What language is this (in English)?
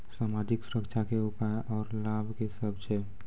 Maithili